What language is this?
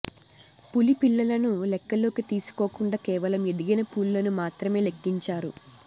Telugu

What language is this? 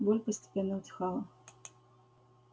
Russian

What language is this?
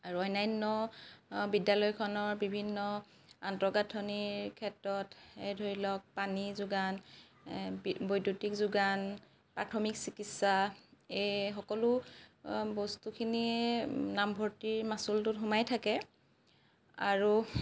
Assamese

